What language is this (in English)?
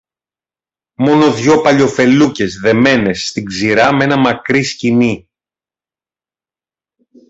Greek